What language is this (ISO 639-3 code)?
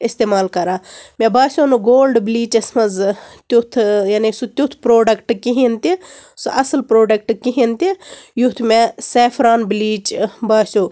kas